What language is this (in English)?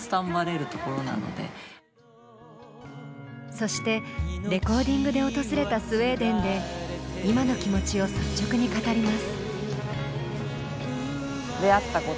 Japanese